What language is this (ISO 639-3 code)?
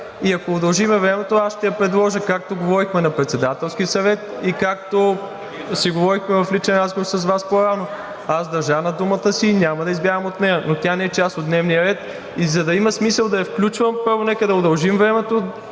bul